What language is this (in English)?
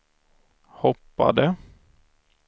Swedish